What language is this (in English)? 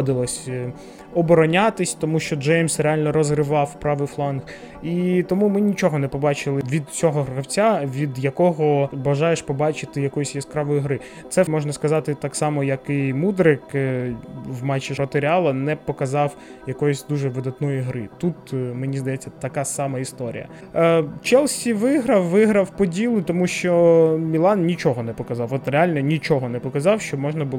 Ukrainian